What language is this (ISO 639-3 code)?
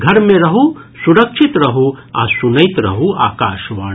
mai